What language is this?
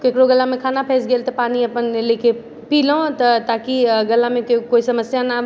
Maithili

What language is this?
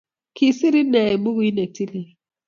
Kalenjin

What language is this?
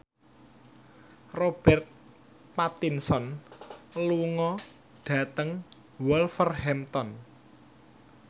Javanese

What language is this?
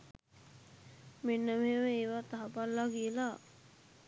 Sinhala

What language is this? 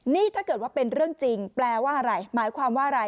Thai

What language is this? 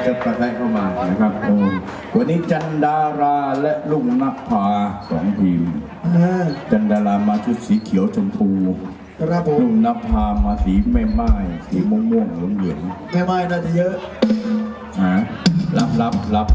Thai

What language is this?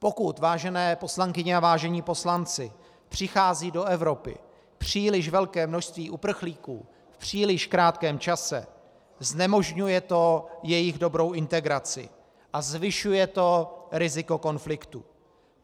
Czech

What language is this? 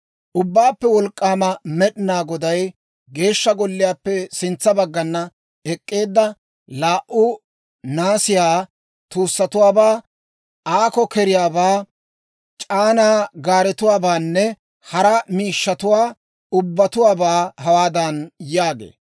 Dawro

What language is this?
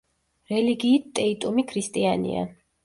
Georgian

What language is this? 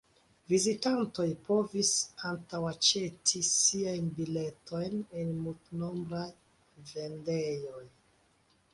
Esperanto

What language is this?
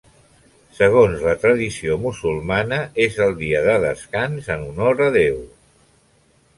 Catalan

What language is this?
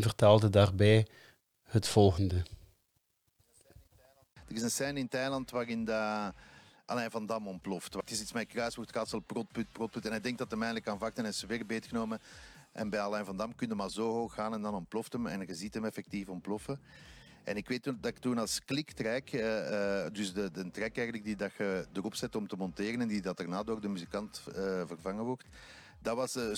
Dutch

